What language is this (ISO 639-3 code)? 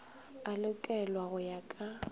nso